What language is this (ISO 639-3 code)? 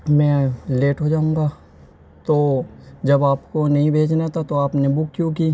urd